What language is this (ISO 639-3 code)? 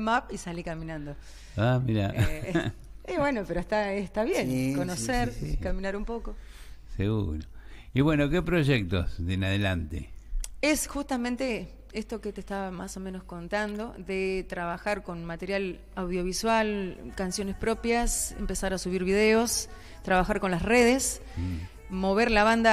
spa